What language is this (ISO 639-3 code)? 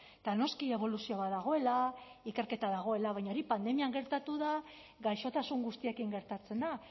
eus